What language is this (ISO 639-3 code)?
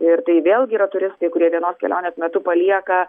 lit